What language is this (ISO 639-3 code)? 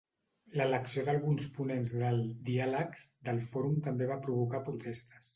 cat